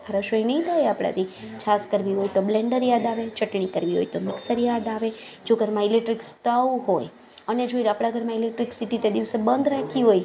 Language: Gujarati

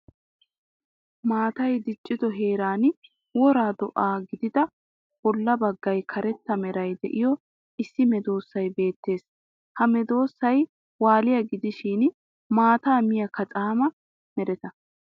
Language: Wolaytta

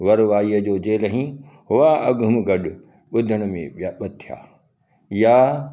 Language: Sindhi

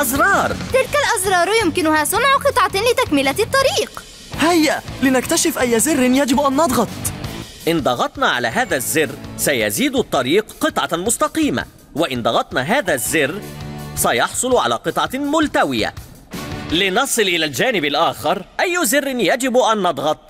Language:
Arabic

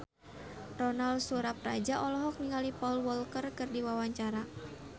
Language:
Sundanese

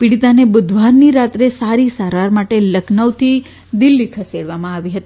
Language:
Gujarati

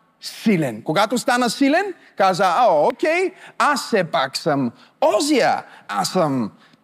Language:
Bulgarian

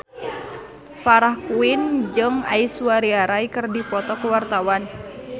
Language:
Sundanese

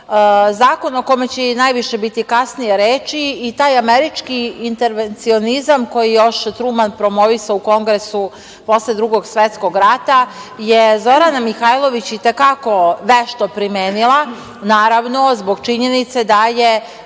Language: Serbian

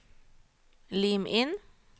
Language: Norwegian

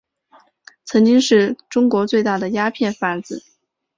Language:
Chinese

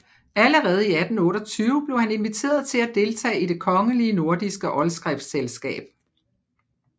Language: Danish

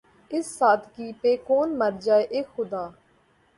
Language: Urdu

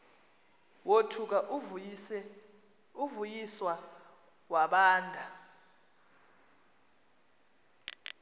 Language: Xhosa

